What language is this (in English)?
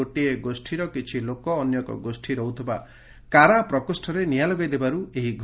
Odia